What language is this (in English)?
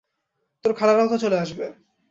Bangla